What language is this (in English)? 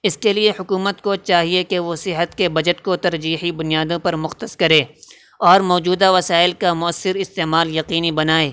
Urdu